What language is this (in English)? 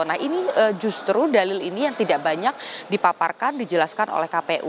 Indonesian